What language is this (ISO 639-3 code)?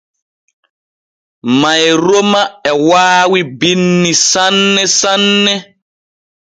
fue